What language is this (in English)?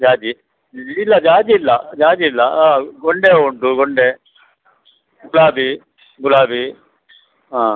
Kannada